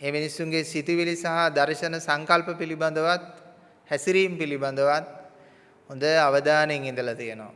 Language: Sinhala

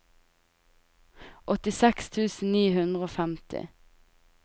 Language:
Norwegian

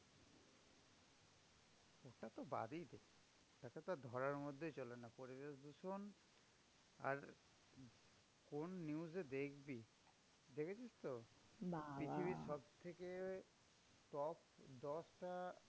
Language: Bangla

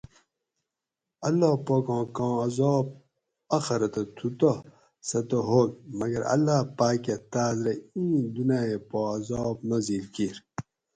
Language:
Gawri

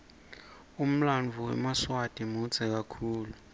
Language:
Swati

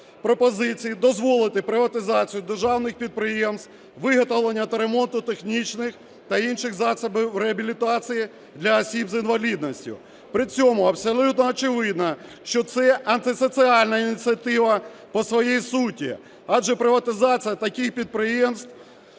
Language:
Ukrainian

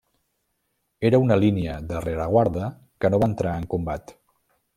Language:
Catalan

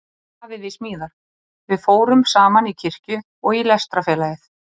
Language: Icelandic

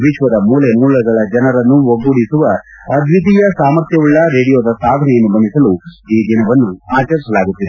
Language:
Kannada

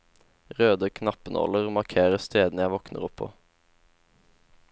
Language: Norwegian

